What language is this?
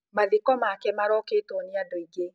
Kikuyu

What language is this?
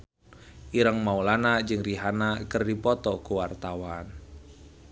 Sundanese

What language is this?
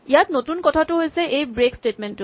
Assamese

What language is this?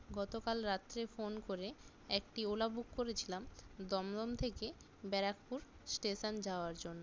Bangla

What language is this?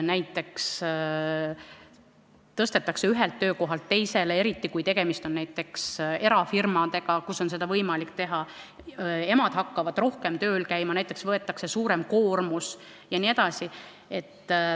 Estonian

